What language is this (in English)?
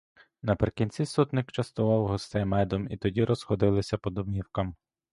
Ukrainian